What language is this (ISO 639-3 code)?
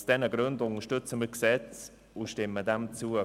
gsw